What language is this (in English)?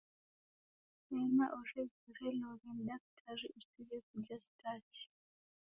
Taita